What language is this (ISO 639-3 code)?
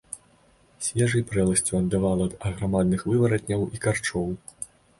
bel